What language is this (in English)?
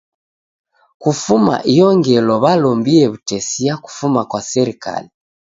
Taita